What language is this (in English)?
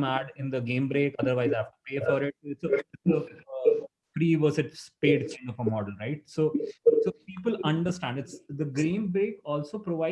English